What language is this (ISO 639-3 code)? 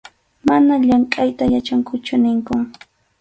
qxu